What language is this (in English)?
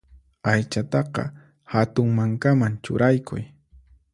Puno Quechua